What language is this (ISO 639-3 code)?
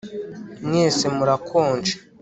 kin